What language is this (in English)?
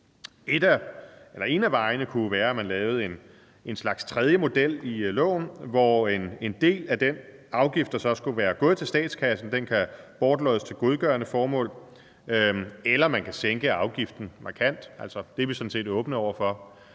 Danish